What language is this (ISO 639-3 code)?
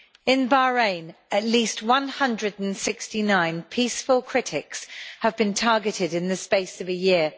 eng